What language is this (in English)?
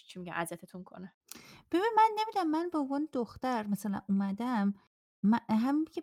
Persian